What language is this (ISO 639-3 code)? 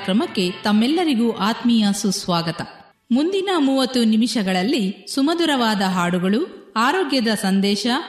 kan